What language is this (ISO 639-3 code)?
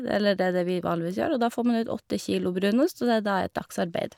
nor